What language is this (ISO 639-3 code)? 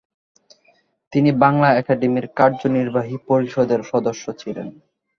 ben